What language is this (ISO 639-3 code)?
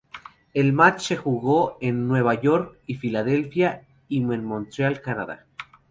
spa